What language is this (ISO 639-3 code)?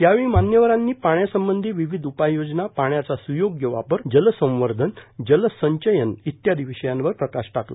mar